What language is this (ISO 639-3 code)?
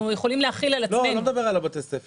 heb